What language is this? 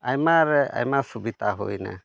Santali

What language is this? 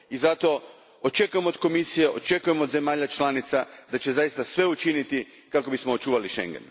Croatian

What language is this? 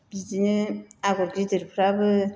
Bodo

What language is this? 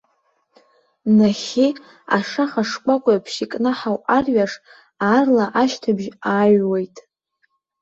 Abkhazian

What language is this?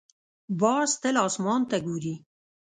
Pashto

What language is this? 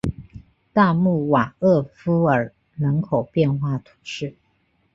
Chinese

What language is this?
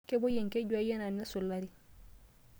Masai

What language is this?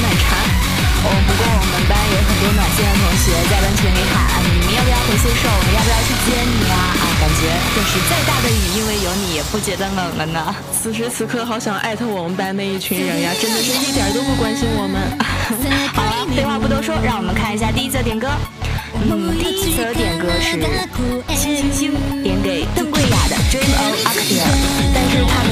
Chinese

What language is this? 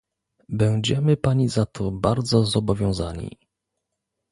Polish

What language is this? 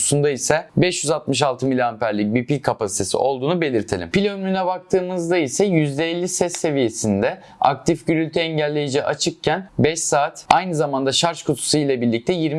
Turkish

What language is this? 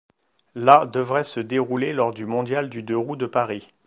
French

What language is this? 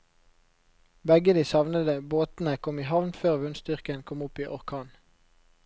Norwegian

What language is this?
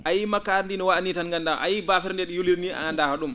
Fula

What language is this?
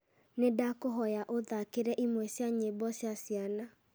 Kikuyu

